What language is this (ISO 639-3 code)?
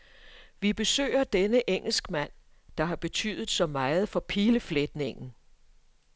dan